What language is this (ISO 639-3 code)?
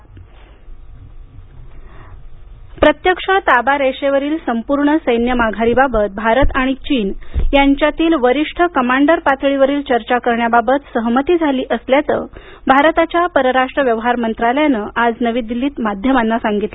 mar